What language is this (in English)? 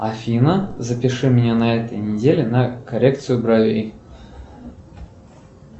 Russian